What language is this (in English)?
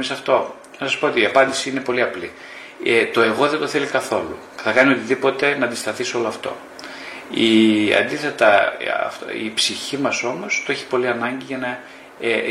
Greek